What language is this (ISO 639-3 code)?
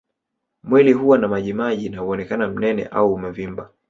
swa